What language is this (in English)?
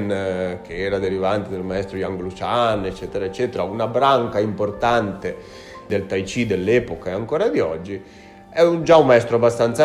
Italian